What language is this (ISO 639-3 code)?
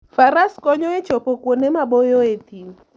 luo